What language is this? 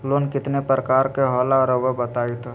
Magahi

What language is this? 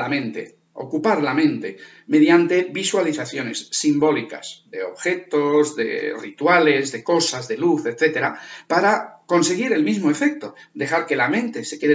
Spanish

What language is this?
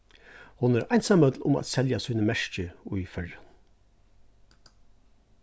Faroese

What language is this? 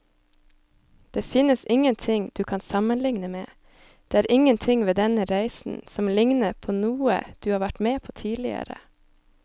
Norwegian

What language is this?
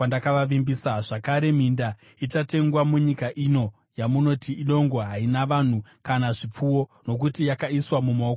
Shona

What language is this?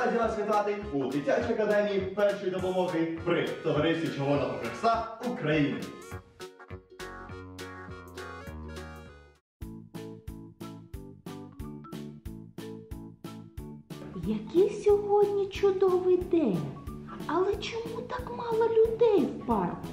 Ukrainian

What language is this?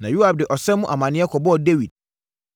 Akan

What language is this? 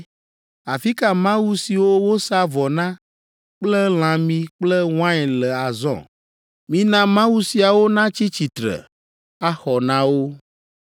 Ewe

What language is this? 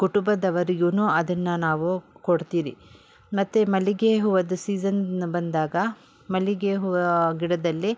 Kannada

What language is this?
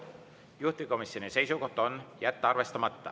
Estonian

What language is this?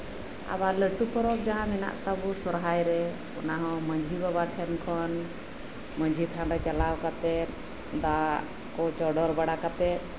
Santali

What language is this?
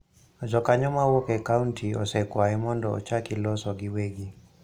Luo (Kenya and Tanzania)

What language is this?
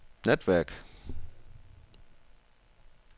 Danish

